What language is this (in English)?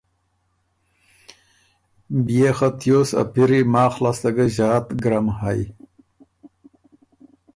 Ormuri